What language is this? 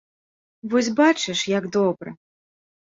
Belarusian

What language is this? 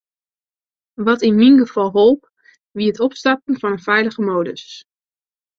Western Frisian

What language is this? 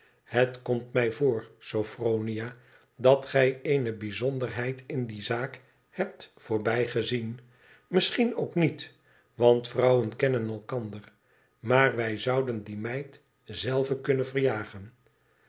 Dutch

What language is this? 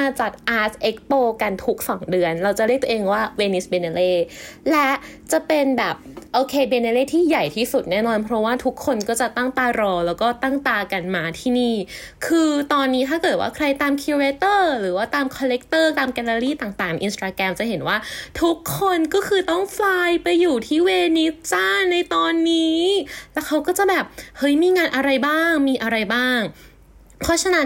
Thai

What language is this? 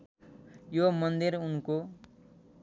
Nepali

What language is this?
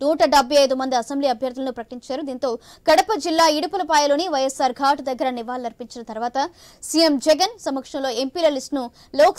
Telugu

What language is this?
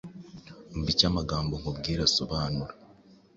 Kinyarwanda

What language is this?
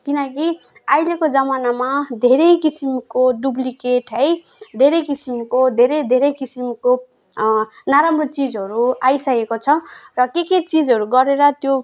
Nepali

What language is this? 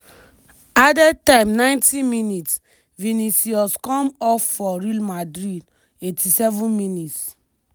Nigerian Pidgin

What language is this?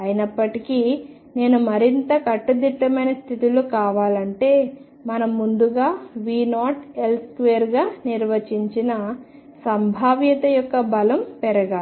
Telugu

